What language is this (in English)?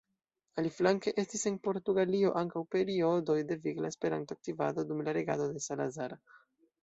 Esperanto